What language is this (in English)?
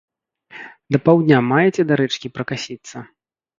Belarusian